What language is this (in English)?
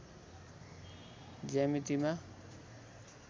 Nepali